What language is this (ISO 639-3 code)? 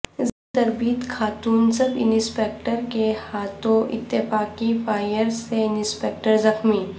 urd